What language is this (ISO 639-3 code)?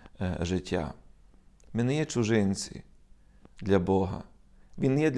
ukr